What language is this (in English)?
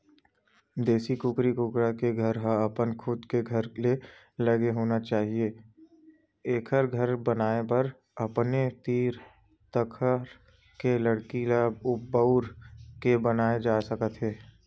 Chhattisgarhi